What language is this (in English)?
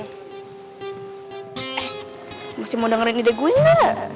Indonesian